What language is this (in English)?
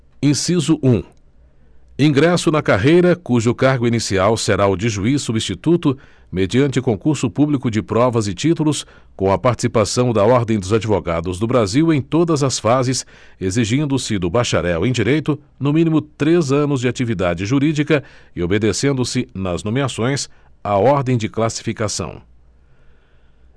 Portuguese